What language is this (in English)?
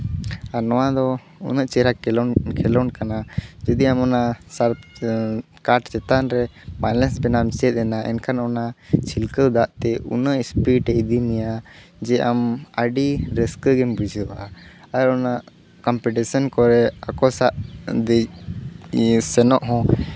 Santali